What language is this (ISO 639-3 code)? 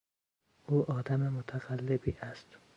fas